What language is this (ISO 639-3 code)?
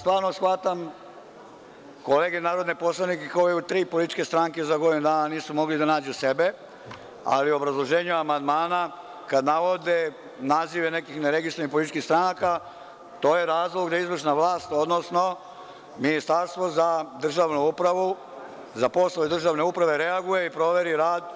srp